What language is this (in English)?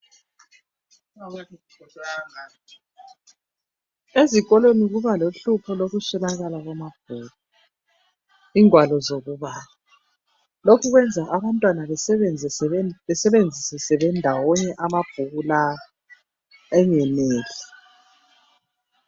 North Ndebele